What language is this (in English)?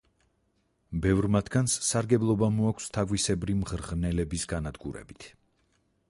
Georgian